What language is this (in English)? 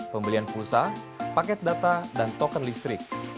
Indonesian